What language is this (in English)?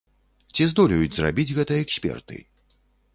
Belarusian